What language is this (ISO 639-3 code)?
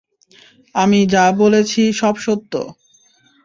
ben